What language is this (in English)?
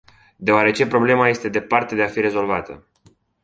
Romanian